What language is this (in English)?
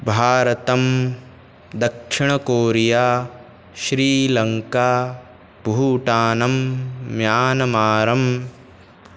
Sanskrit